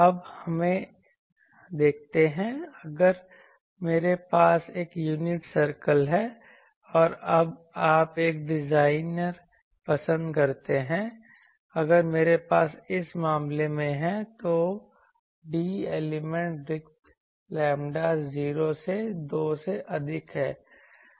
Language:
Hindi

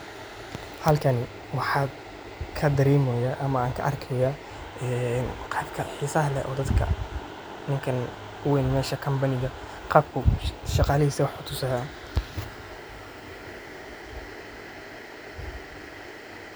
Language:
Somali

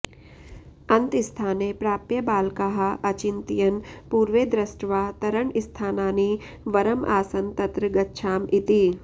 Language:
Sanskrit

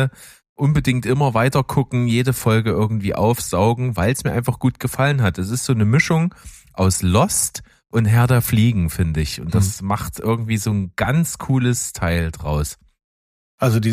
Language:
German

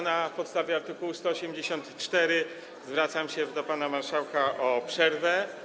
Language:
Polish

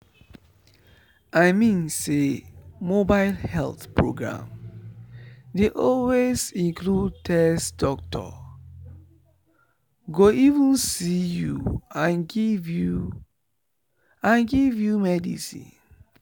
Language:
Nigerian Pidgin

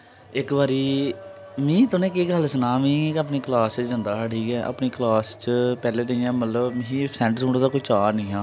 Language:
Dogri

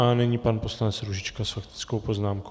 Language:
Czech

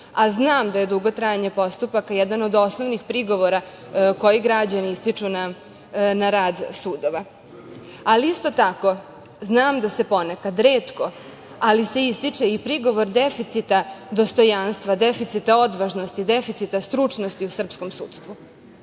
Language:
Serbian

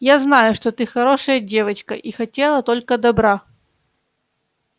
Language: Russian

